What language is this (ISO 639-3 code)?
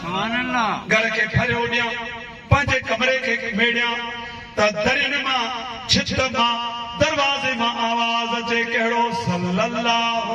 ara